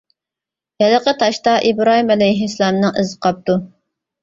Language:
Uyghur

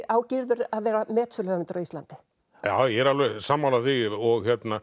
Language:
Icelandic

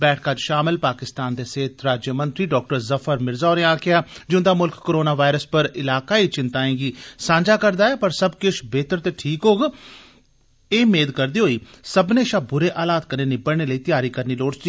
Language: Dogri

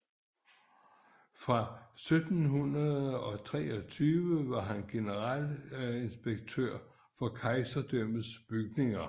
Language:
Danish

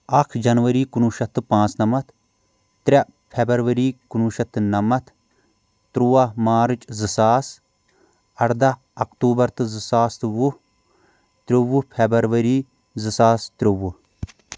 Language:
Kashmiri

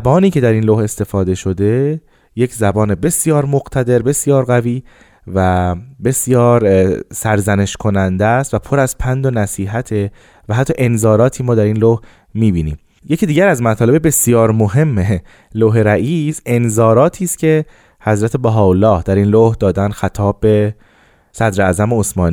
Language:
Persian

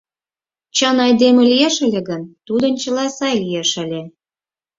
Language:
Mari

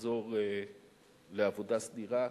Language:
Hebrew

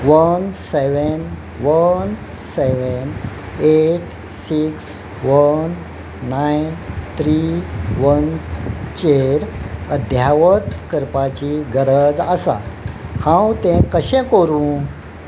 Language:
Konkani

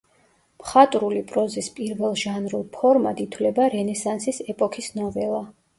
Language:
Georgian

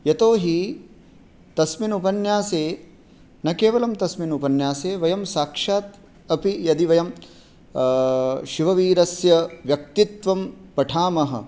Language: Sanskrit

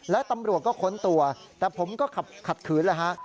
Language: Thai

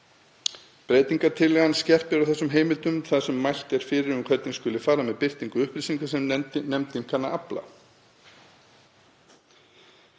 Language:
Icelandic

